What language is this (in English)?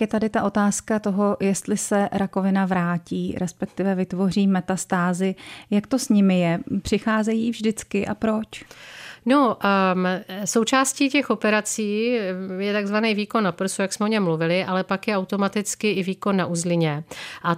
Czech